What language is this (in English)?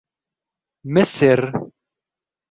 Arabic